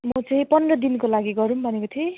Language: Nepali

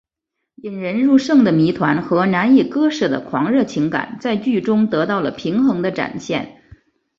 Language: Chinese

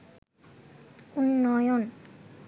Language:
Bangla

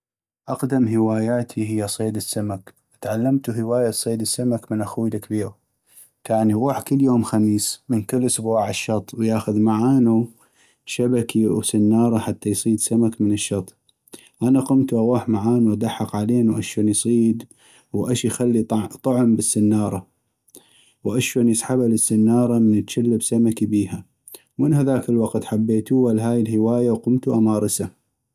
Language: North Mesopotamian Arabic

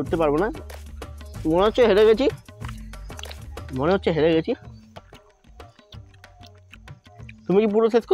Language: Turkish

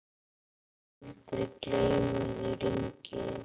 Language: Icelandic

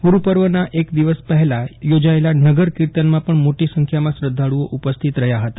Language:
Gujarati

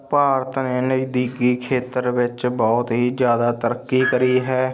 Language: Punjabi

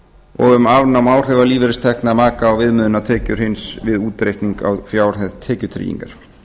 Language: Icelandic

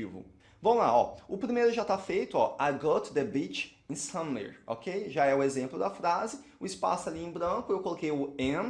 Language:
Portuguese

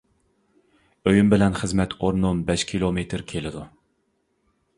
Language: Uyghur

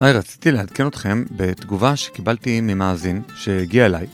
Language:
Hebrew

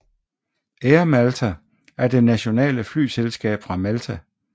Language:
Danish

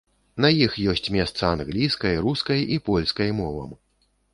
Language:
Belarusian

